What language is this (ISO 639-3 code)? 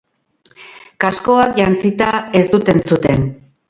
eus